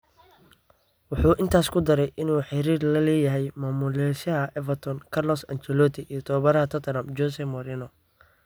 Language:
Somali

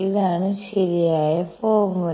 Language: Malayalam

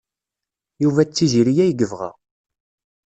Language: Kabyle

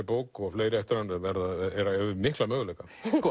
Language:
Icelandic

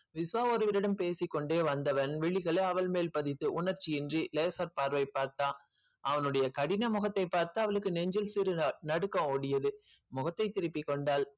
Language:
Tamil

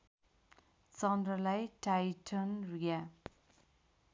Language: Nepali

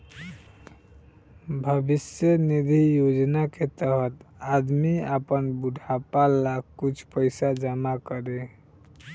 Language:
Bhojpuri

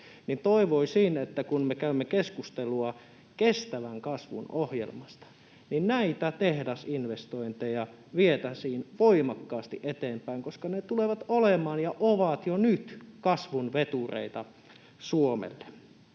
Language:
Finnish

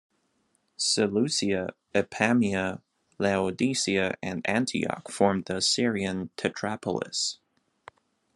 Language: English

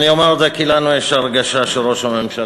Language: Hebrew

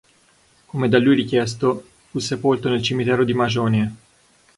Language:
Italian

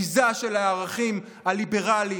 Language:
Hebrew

